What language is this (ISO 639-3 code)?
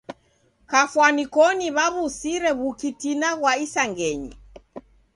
dav